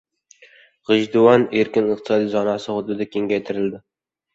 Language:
Uzbek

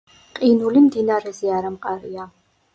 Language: Georgian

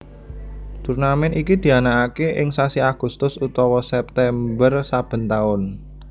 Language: Javanese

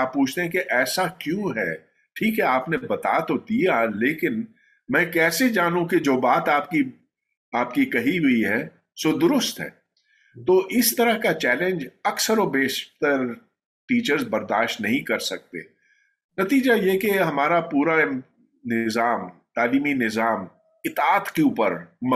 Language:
Urdu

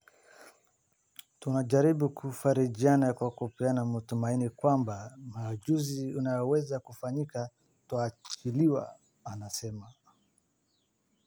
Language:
Somali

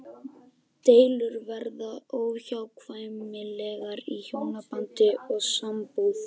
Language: Icelandic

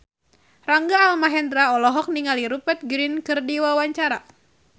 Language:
Sundanese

